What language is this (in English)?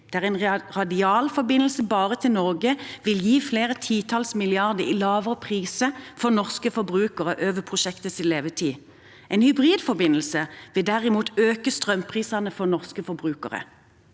Norwegian